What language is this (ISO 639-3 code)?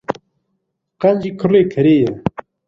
kur